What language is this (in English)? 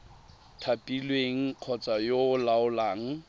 Tswana